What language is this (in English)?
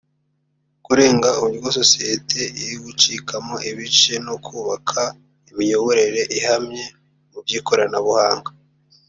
Kinyarwanda